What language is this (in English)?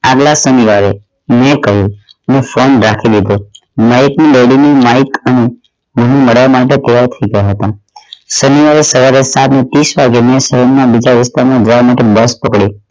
Gujarati